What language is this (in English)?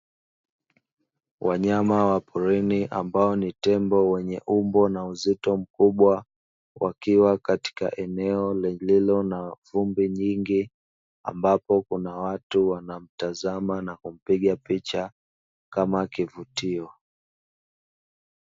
Swahili